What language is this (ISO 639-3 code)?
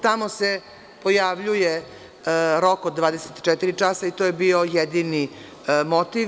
srp